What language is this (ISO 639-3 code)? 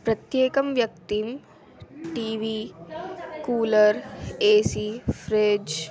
san